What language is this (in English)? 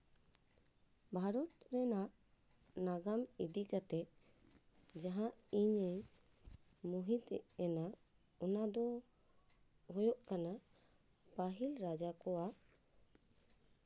Santali